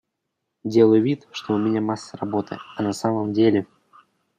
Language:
Russian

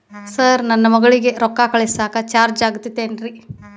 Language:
Kannada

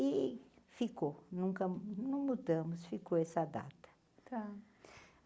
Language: Portuguese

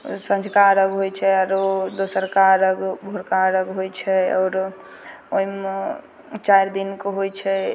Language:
Maithili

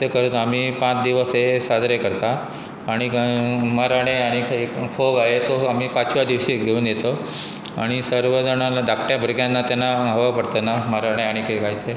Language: Konkani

